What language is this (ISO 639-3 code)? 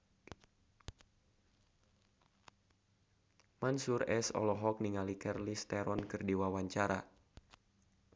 sun